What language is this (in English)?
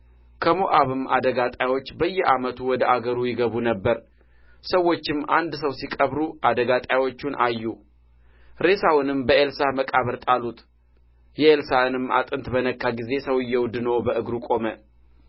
Amharic